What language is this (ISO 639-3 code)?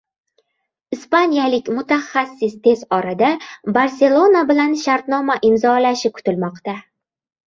uzb